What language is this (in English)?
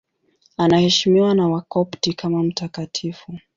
Swahili